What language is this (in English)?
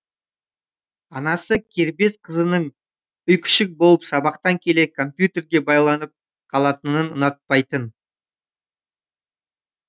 Kazakh